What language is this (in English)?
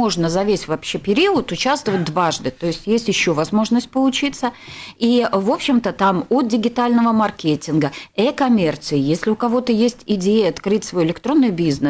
Russian